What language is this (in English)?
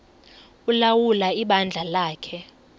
Xhosa